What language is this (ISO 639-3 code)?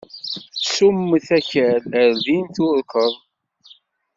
kab